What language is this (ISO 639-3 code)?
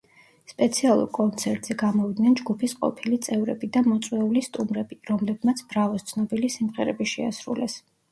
kat